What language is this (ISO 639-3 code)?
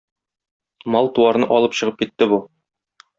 tat